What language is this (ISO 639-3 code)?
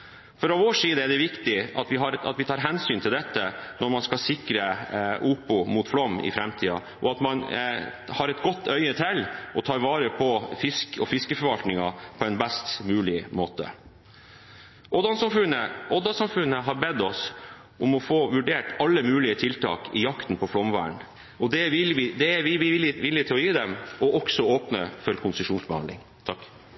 nob